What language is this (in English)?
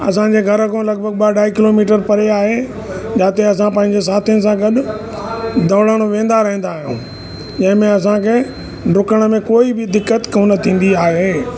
Sindhi